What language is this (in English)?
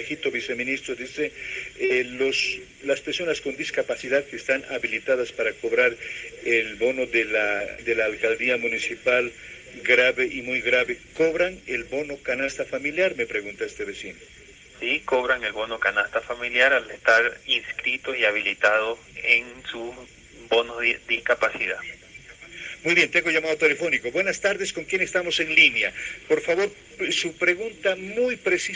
Spanish